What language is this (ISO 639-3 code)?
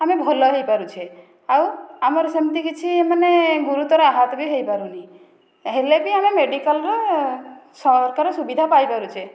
ori